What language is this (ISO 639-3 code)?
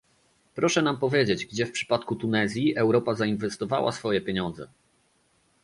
pol